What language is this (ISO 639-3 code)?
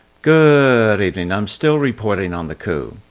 eng